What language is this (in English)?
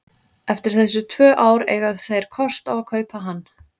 Icelandic